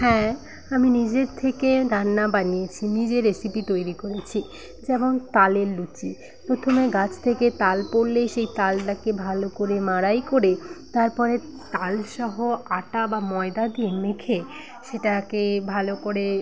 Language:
Bangla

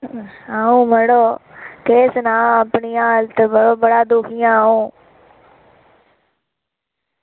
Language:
Dogri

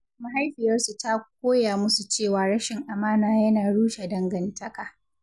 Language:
Hausa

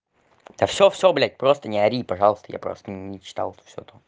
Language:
Russian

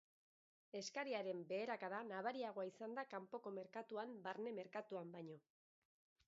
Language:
Basque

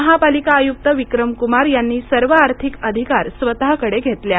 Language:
Marathi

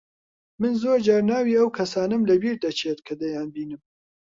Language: Central Kurdish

